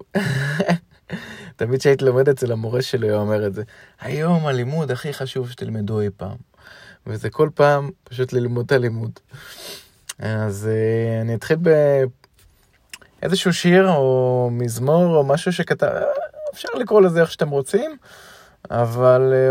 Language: Hebrew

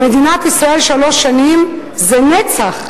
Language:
Hebrew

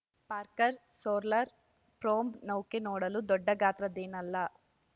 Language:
Kannada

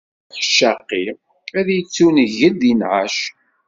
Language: Kabyle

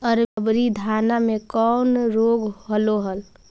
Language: Magahi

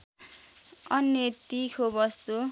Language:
Nepali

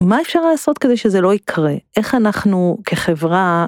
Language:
Hebrew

